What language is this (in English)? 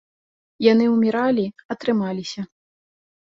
Belarusian